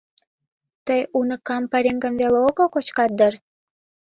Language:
Mari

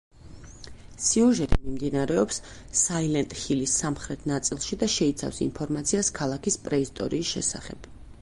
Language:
Georgian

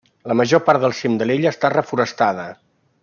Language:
Catalan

